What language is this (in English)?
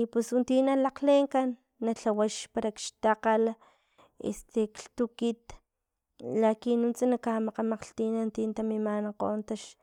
Filomena Mata-Coahuitlán Totonac